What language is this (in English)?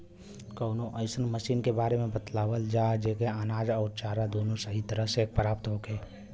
Bhojpuri